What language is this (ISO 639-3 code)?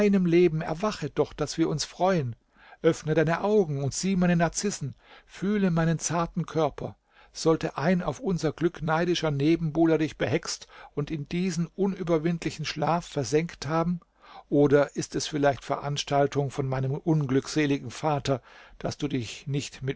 deu